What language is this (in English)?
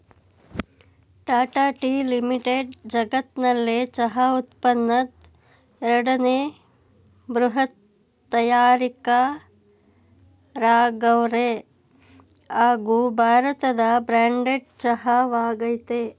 Kannada